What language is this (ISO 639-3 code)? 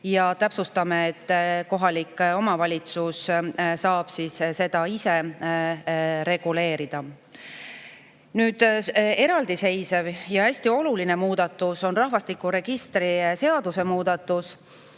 est